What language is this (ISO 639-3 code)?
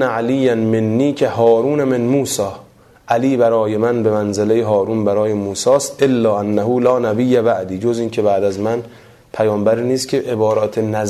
fas